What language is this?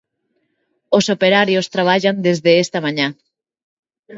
Galician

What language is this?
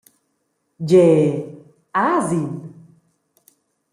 Romansh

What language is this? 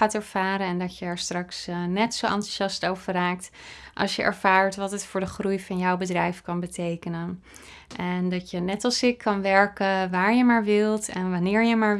Dutch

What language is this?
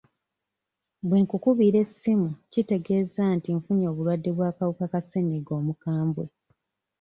Ganda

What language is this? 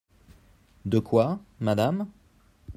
French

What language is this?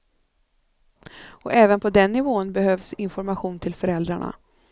Swedish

